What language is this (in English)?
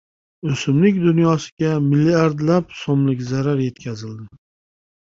Uzbek